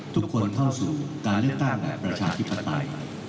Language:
Thai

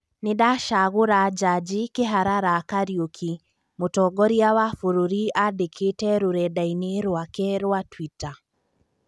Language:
Kikuyu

